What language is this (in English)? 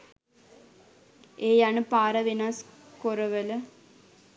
Sinhala